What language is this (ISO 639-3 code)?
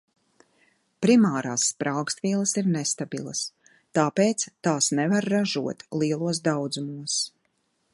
lav